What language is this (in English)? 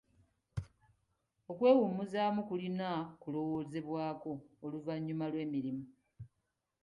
Ganda